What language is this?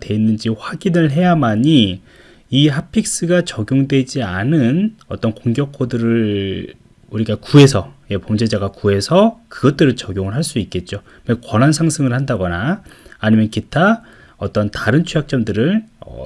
Korean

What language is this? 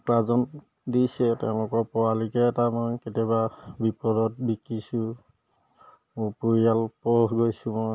Assamese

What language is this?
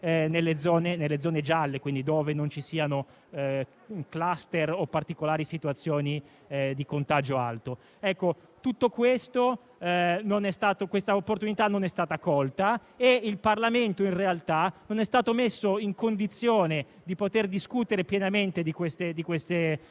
Italian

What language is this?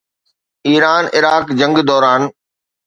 Sindhi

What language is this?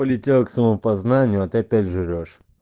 Russian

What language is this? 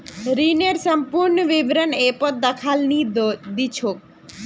Magahi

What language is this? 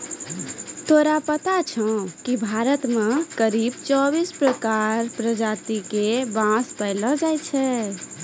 Maithili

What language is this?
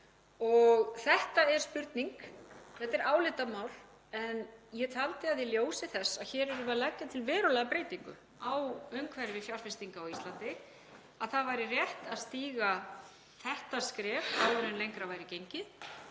Icelandic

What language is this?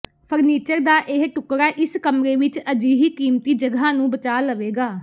Punjabi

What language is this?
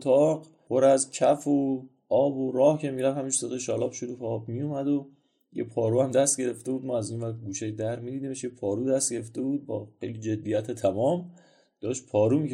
Persian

